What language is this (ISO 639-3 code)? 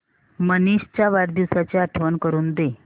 mar